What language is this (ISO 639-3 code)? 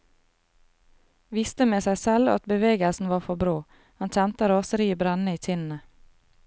nor